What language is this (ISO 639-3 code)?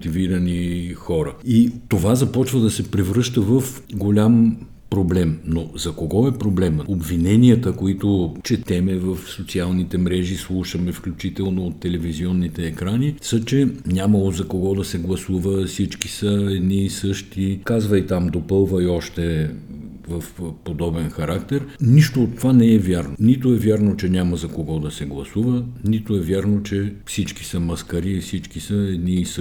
bul